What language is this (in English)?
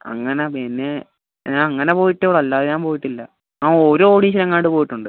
Malayalam